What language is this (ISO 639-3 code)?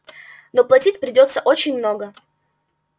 rus